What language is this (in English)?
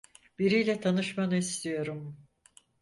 Turkish